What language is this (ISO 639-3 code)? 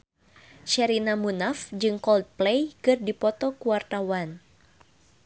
sun